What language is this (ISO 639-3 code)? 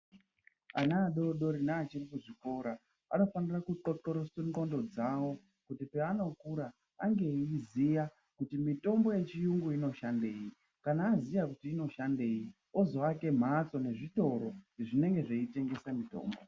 ndc